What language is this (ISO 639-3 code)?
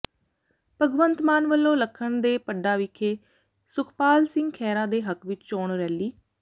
pan